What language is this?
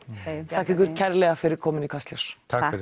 Icelandic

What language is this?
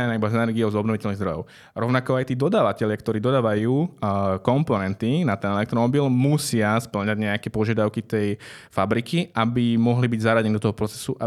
Slovak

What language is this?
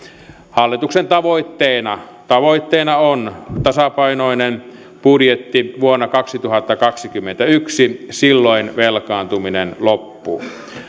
Finnish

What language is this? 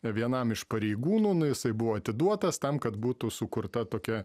Lithuanian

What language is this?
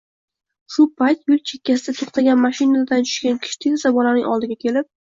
Uzbek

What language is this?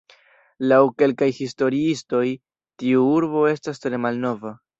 Esperanto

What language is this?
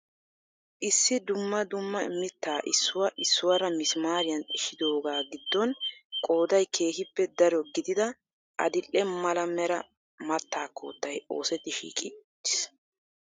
Wolaytta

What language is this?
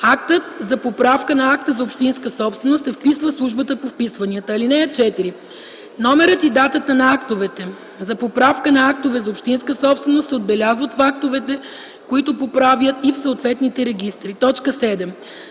Bulgarian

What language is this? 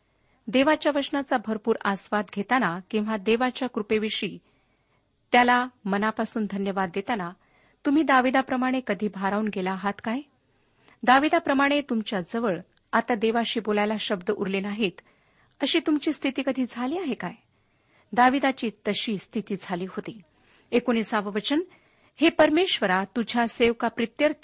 Marathi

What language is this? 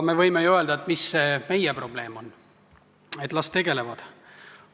Estonian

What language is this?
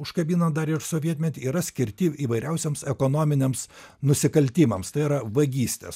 Lithuanian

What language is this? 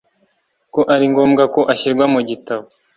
Kinyarwanda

